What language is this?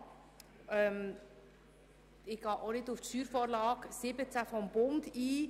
Swiss German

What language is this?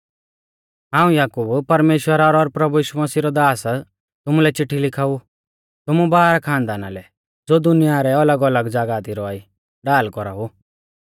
Mahasu Pahari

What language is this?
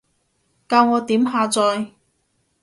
Cantonese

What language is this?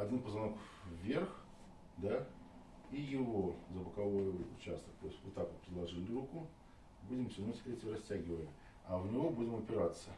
Russian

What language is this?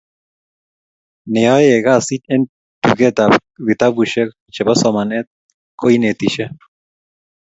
Kalenjin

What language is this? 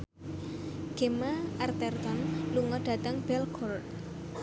Javanese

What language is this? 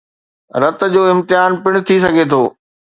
Sindhi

